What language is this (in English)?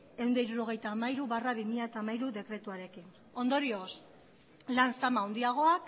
Basque